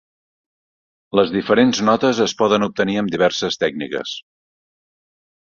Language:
Catalan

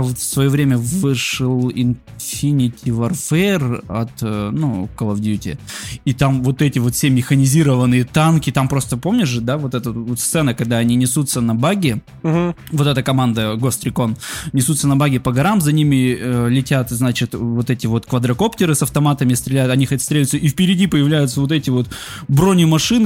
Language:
Russian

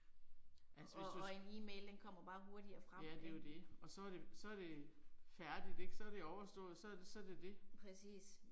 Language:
Danish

